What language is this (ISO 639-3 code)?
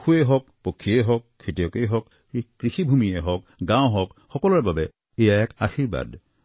asm